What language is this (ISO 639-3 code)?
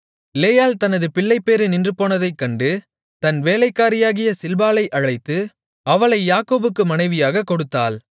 tam